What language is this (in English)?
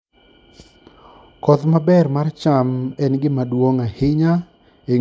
Luo (Kenya and Tanzania)